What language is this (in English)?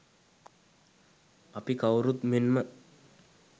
Sinhala